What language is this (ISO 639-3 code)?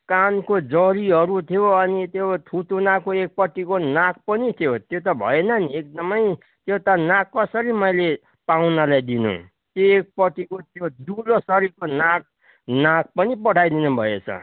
nep